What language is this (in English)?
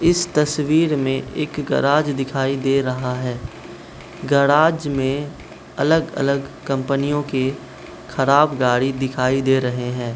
Hindi